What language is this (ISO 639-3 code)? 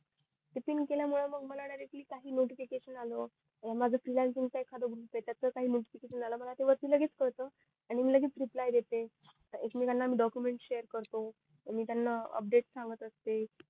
mar